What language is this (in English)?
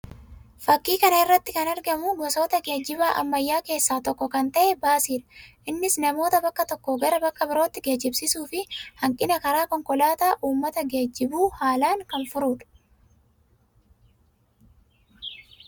Oromo